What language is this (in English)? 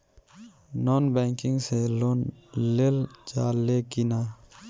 Bhojpuri